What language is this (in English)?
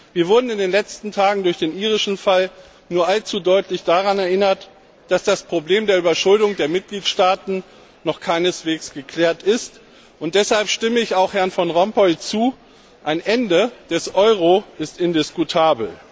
German